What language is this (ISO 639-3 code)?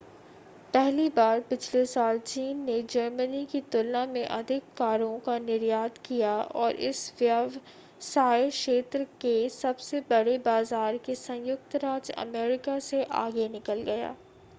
hin